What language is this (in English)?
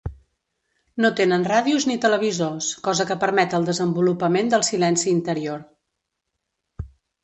Catalan